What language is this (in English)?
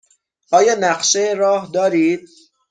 Persian